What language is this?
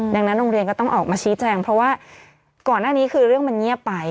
Thai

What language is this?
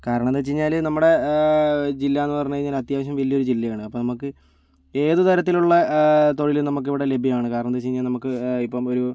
Malayalam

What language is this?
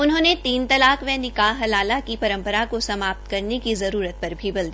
Hindi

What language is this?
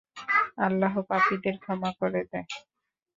Bangla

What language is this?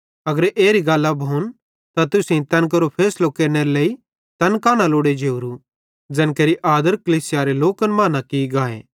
Bhadrawahi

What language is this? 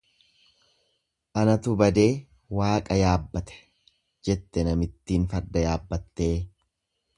Oromo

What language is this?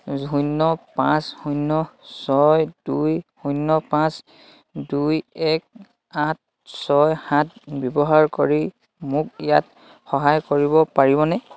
Assamese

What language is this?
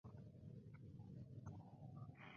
English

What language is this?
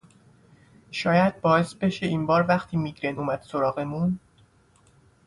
Persian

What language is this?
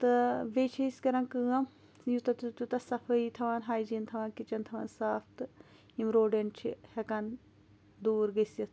Kashmiri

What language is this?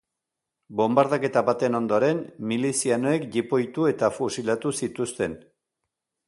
Basque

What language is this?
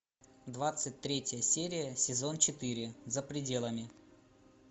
Russian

